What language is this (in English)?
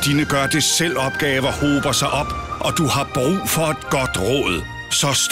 Danish